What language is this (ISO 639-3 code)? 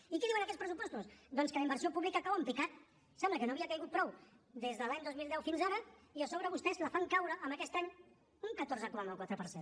cat